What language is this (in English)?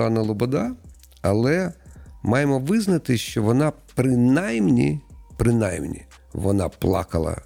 Ukrainian